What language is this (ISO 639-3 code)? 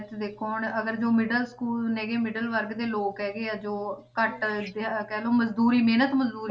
pan